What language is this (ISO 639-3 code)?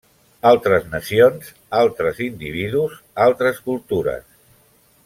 cat